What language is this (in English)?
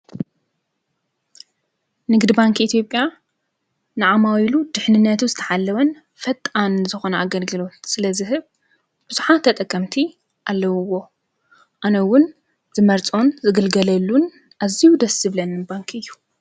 Tigrinya